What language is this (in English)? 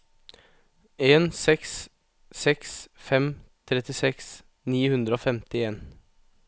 Norwegian